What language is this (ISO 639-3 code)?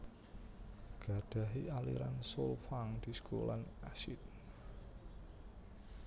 jav